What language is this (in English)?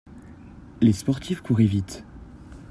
French